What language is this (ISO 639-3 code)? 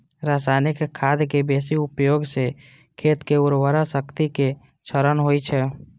mai